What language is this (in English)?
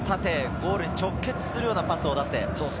Japanese